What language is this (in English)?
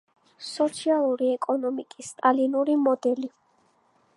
Georgian